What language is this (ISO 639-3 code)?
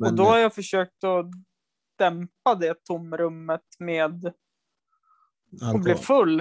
swe